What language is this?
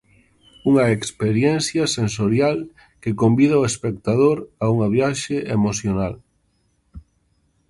Galician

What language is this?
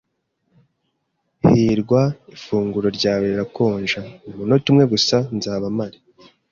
Kinyarwanda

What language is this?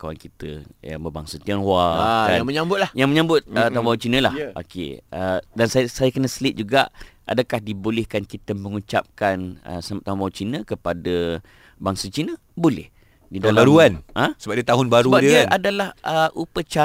Malay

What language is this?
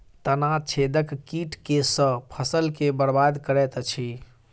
Maithili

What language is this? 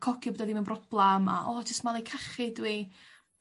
Welsh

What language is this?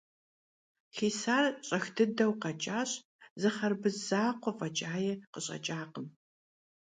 Kabardian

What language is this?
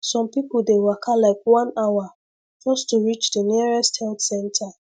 Nigerian Pidgin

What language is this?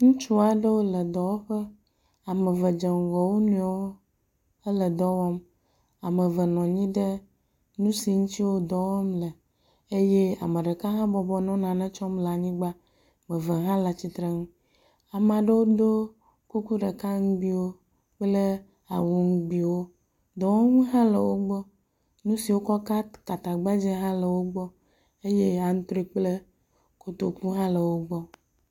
Ewe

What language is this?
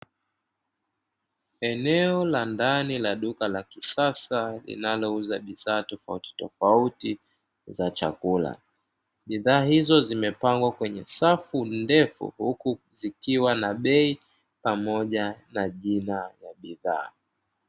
Swahili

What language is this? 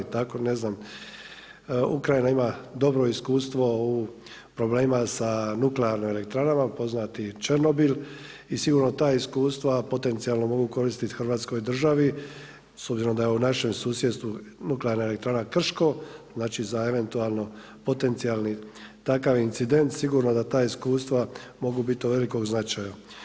Croatian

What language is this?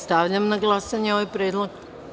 Serbian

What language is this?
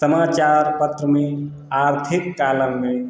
Hindi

